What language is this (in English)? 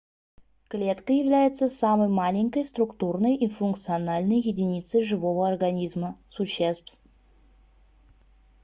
Russian